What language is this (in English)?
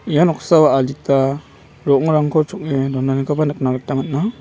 Garo